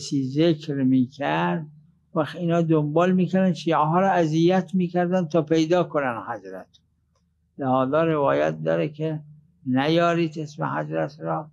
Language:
Persian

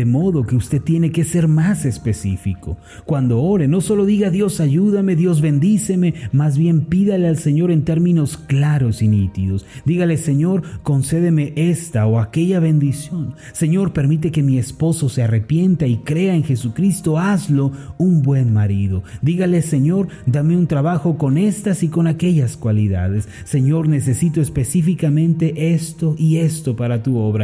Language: Spanish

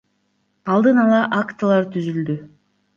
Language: Kyrgyz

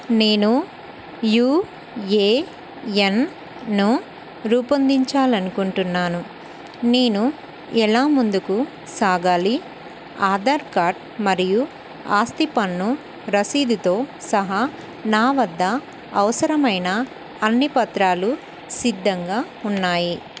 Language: Telugu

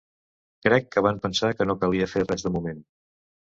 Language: Catalan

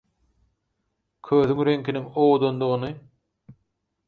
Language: Turkmen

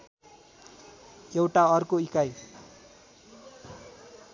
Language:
Nepali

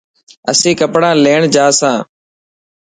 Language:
Dhatki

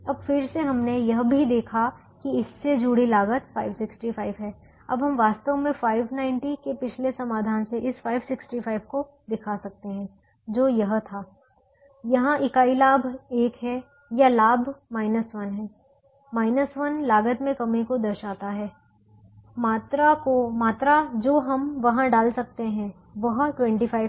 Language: Hindi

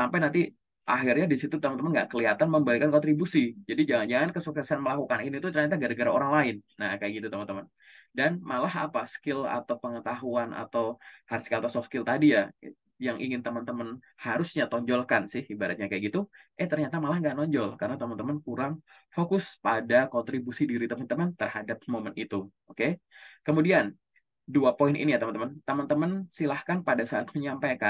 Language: Indonesian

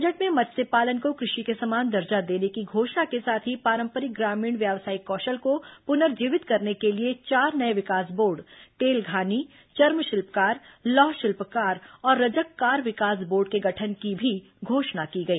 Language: Hindi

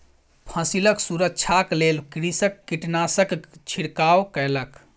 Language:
Maithili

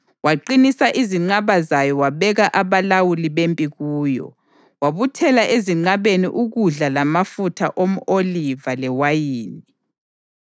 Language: North Ndebele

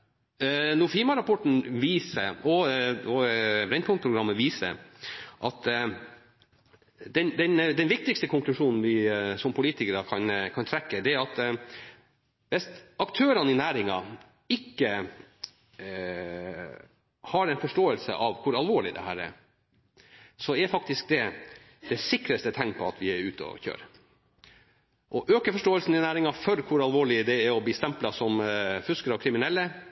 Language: Norwegian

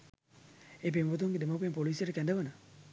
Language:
Sinhala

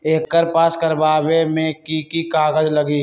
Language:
Magahi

